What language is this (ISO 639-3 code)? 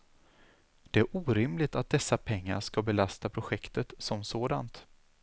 swe